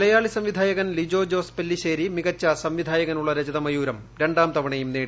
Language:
Malayalam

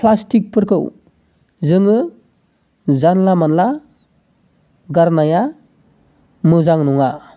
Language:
Bodo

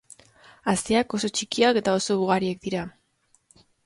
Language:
Basque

